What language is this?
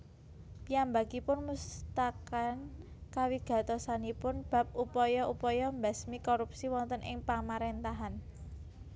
Javanese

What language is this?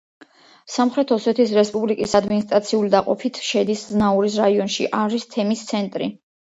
Georgian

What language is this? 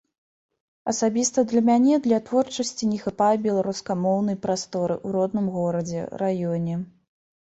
Belarusian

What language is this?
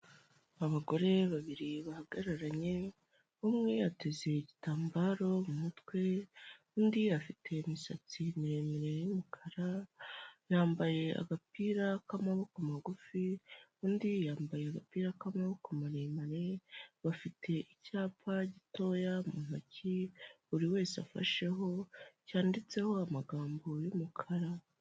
Kinyarwanda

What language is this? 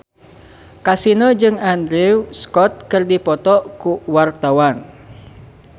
Sundanese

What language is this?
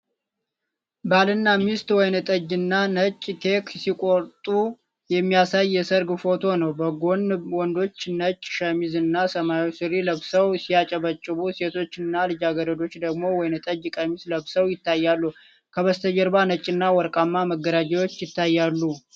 Amharic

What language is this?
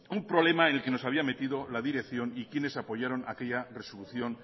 Spanish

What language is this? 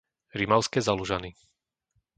Slovak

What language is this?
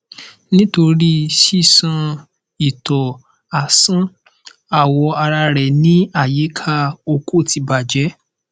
Yoruba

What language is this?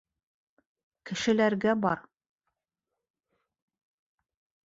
Bashkir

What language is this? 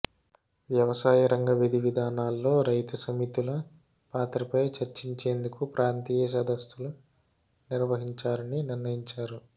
Telugu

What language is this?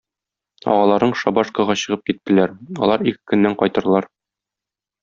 Tatar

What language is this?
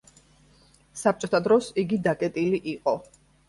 Georgian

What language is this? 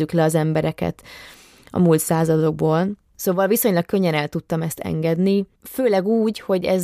Hungarian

